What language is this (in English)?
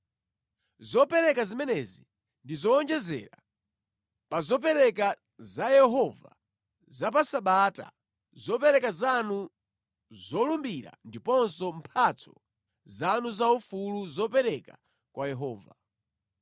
Nyanja